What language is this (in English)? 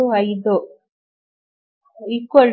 Kannada